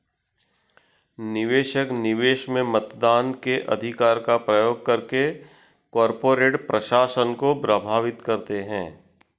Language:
Hindi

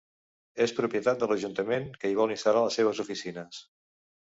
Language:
Catalan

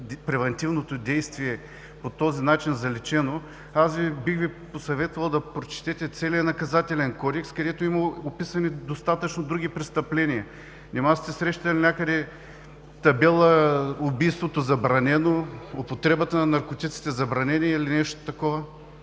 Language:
Bulgarian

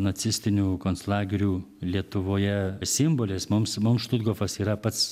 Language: Lithuanian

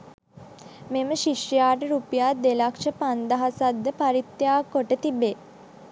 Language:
Sinhala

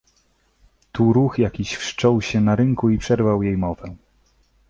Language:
Polish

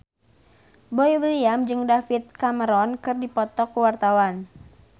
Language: Sundanese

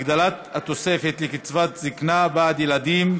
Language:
Hebrew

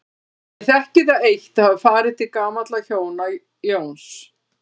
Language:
Icelandic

